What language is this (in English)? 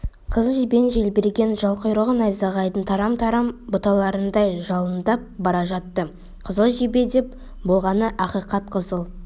Kazakh